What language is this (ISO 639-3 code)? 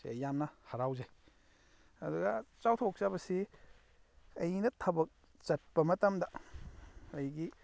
mni